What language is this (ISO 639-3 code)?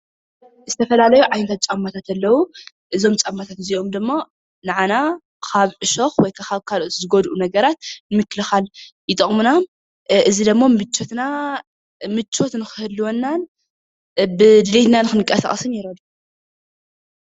tir